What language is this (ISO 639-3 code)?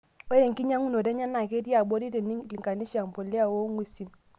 mas